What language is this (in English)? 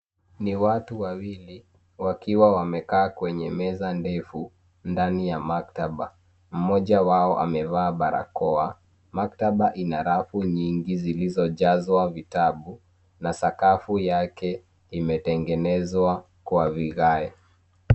Swahili